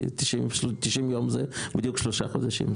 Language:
Hebrew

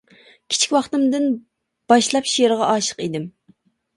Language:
Uyghur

